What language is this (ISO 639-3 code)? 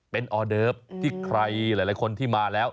tha